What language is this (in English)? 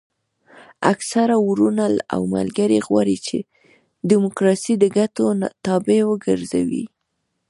Pashto